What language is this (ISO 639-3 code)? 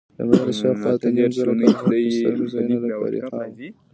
pus